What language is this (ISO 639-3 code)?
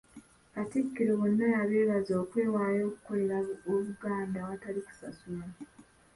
lug